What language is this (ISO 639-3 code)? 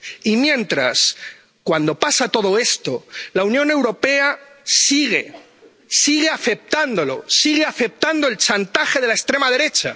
spa